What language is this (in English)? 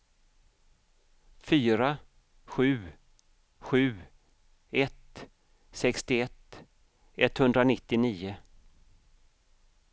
Swedish